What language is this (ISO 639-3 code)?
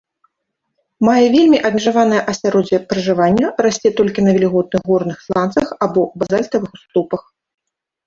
bel